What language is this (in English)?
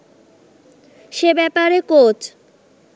Bangla